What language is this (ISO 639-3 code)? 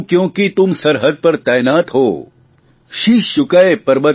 guj